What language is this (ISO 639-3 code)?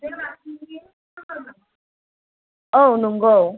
brx